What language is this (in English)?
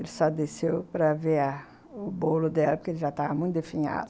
Portuguese